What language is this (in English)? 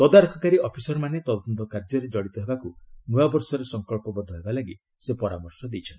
Odia